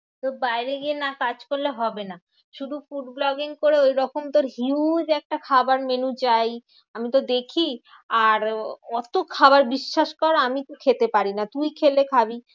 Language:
Bangla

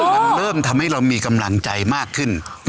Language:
Thai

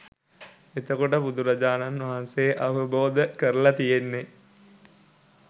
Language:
Sinhala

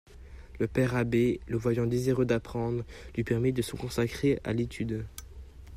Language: French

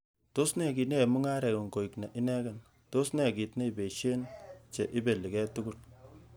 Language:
Kalenjin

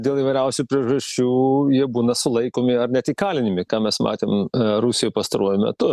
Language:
Lithuanian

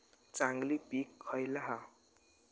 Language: Marathi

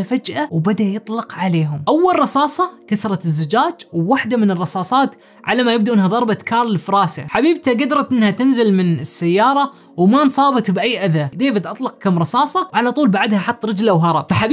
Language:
Arabic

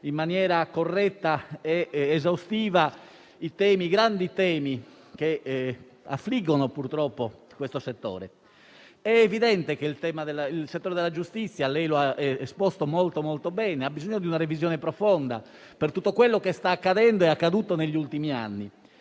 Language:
Italian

